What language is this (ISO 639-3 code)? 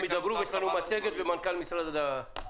heb